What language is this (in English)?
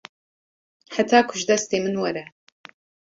Kurdish